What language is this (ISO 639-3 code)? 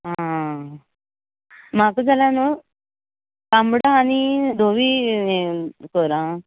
kok